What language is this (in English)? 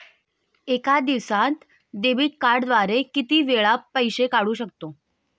Marathi